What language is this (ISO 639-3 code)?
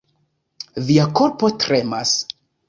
epo